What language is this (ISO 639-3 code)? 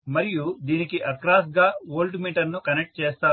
tel